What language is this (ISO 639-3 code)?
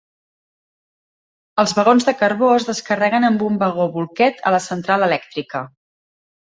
cat